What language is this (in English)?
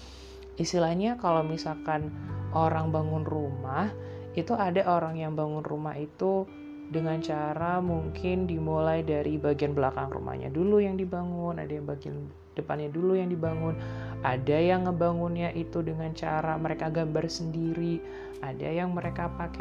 Indonesian